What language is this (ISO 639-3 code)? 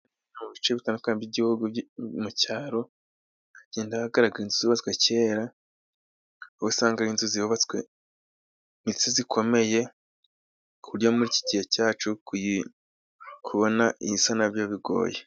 kin